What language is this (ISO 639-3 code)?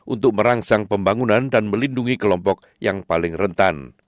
ind